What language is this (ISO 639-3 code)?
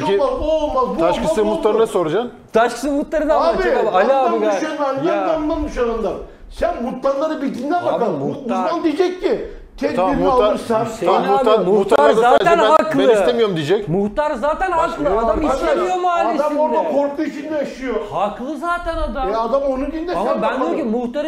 tur